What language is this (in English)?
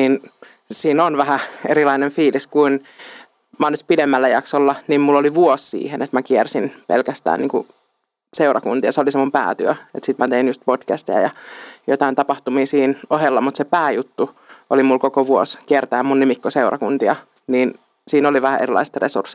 Finnish